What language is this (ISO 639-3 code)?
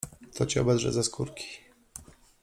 pol